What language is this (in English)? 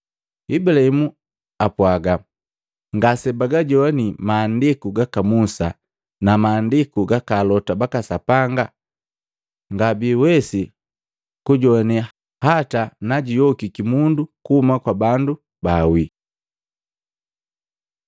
Matengo